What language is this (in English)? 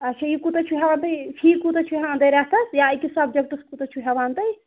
Kashmiri